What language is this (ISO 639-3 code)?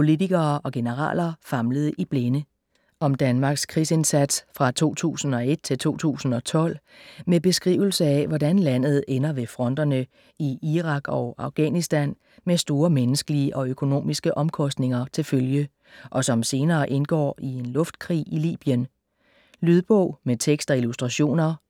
dan